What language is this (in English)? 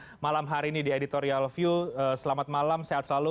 Indonesian